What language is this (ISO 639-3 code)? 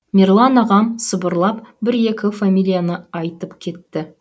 kaz